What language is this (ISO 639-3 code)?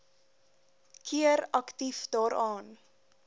afr